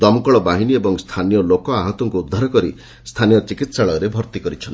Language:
Odia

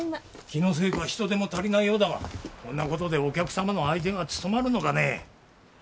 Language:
Japanese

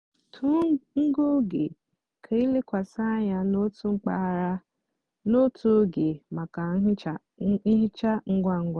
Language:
Igbo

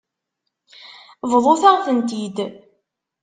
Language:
Kabyle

